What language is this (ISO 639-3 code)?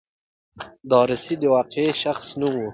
pus